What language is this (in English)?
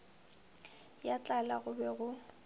Northern Sotho